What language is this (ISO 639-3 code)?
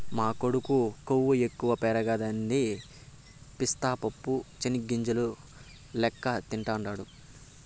tel